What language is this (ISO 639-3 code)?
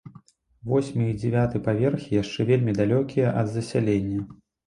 bel